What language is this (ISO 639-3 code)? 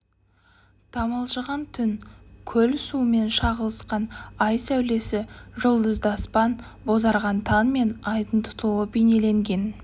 kaz